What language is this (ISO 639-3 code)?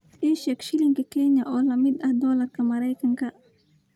som